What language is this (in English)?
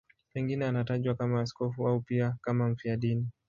Swahili